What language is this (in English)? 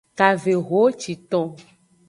Aja (Benin)